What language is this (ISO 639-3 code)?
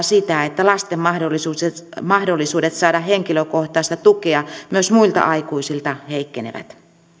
fin